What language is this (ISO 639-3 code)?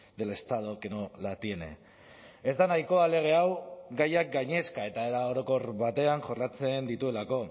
eus